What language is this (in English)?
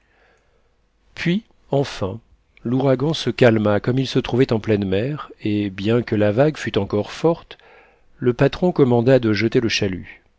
French